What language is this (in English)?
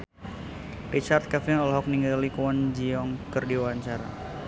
Sundanese